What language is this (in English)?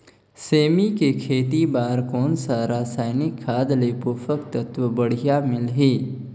Chhattisgarhi